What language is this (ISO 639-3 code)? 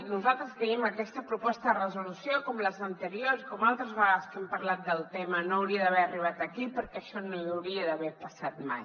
cat